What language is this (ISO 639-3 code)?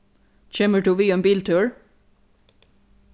fao